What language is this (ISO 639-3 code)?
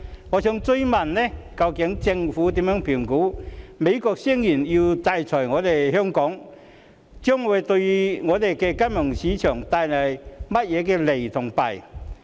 yue